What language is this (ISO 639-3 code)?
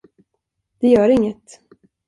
swe